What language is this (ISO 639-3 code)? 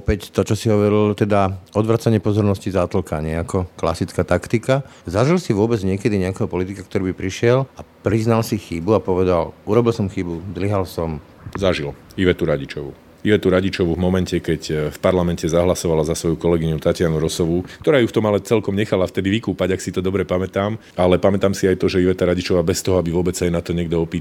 slk